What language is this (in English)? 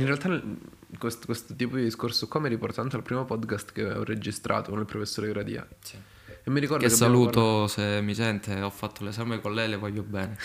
Italian